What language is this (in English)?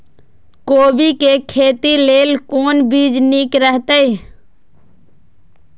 Maithili